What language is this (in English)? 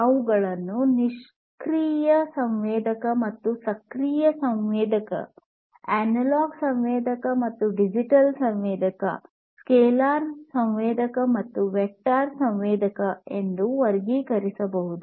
Kannada